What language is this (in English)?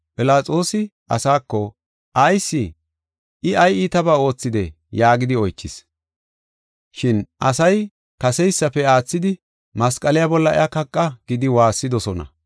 Gofa